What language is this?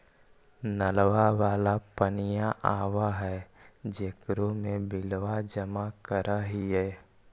Magahi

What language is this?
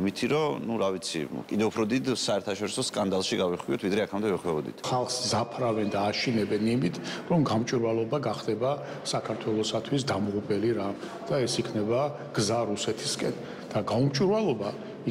Romanian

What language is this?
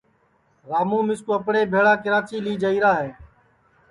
Sansi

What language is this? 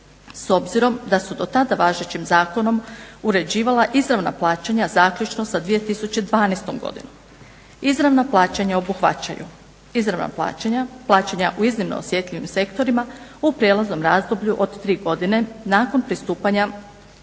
Croatian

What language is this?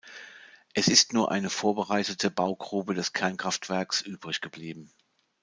German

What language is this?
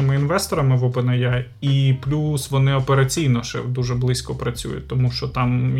Ukrainian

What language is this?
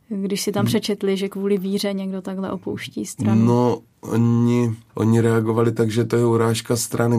Czech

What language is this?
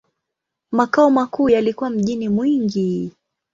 Swahili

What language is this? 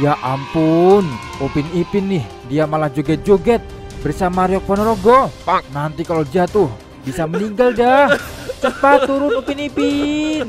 Indonesian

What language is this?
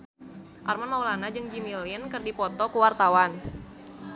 Sundanese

